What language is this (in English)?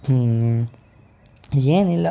Kannada